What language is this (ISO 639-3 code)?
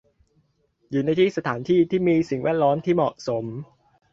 tha